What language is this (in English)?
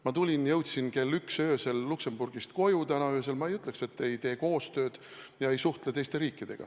Estonian